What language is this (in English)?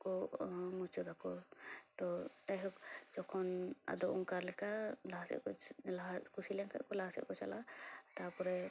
Santali